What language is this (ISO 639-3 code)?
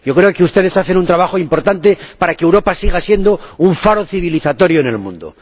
spa